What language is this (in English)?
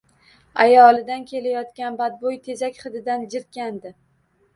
Uzbek